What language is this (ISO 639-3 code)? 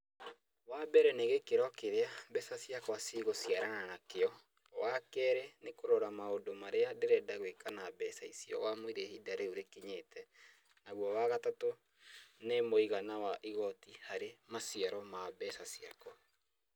kik